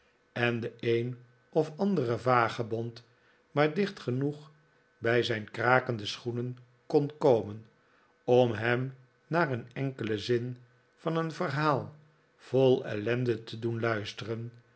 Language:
Dutch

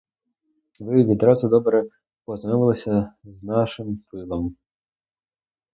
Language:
Ukrainian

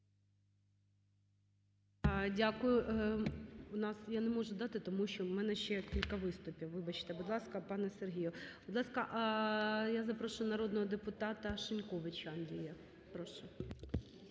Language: Ukrainian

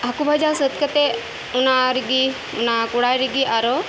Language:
Santali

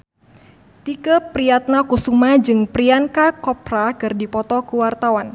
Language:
Sundanese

